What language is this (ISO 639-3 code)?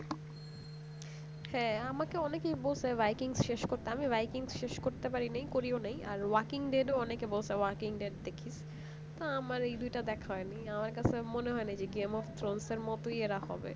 ben